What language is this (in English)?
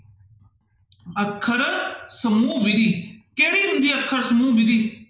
Punjabi